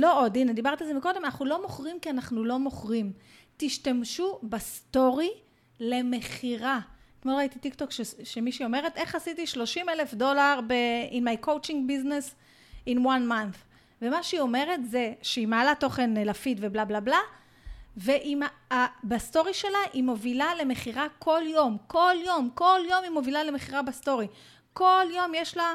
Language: Hebrew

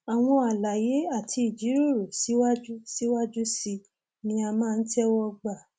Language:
Yoruba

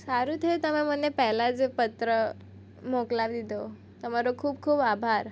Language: Gujarati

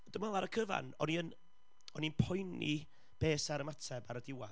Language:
Welsh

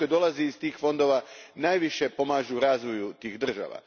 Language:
Croatian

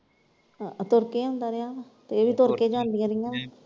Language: Punjabi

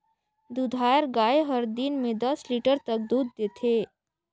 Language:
Chhattisgarhi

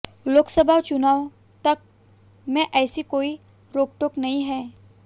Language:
Hindi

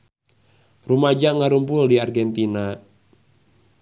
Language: Sundanese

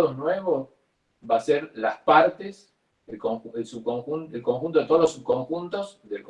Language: Spanish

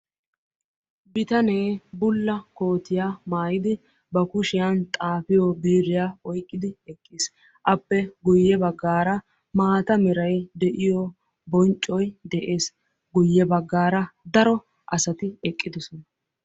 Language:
Wolaytta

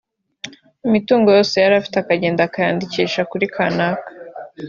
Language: Kinyarwanda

